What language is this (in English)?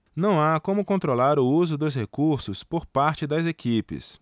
Portuguese